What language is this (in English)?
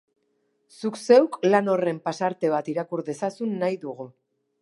Basque